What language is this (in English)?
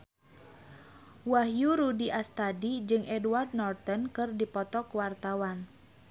Sundanese